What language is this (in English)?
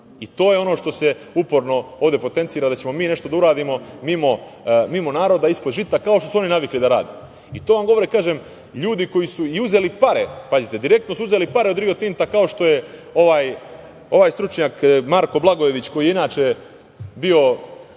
Serbian